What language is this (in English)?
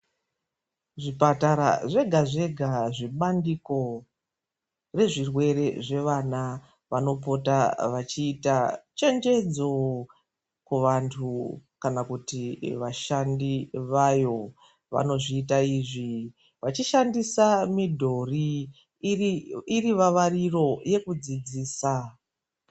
Ndau